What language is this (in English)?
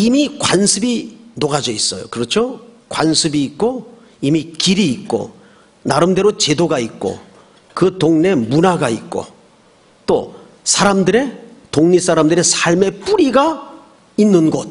Korean